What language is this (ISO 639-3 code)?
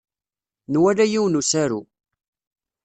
kab